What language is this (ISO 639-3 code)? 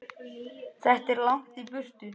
isl